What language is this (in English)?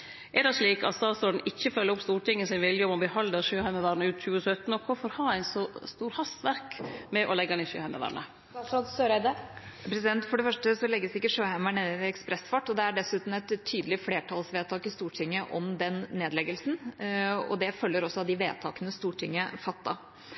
Norwegian